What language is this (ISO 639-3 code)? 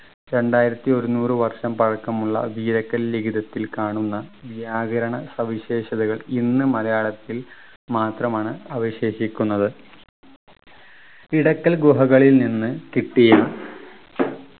mal